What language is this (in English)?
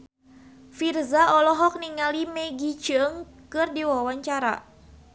Sundanese